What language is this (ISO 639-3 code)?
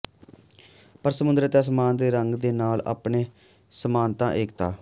pan